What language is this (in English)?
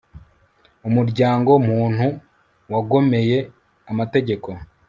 Kinyarwanda